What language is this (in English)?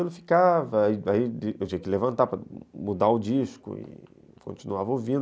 Portuguese